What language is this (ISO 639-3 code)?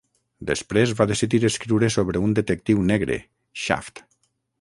cat